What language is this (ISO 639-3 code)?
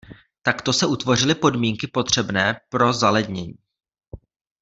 ces